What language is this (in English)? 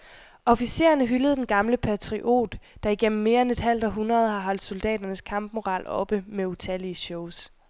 Danish